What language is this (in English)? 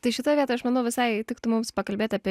Lithuanian